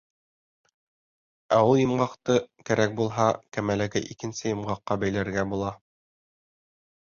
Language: Bashkir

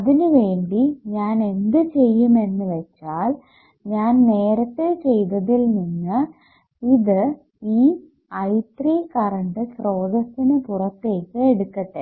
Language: Malayalam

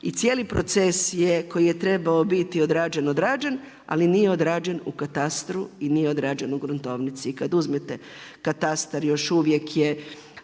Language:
Croatian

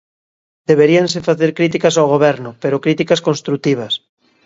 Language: Galician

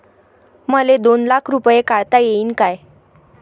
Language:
Marathi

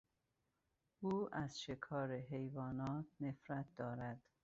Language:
Persian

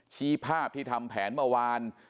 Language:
Thai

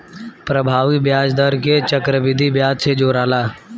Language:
Bhojpuri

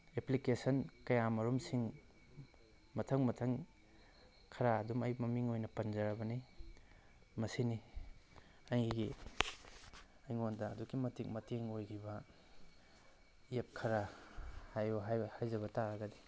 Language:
Manipuri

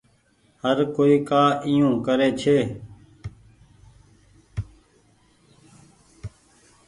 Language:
Goaria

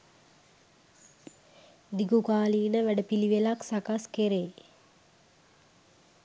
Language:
Sinhala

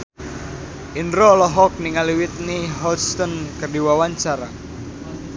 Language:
Sundanese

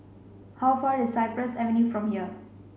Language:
English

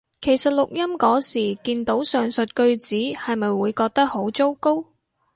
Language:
Cantonese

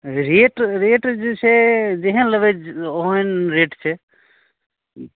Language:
Maithili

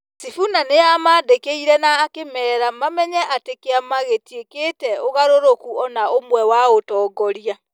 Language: Kikuyu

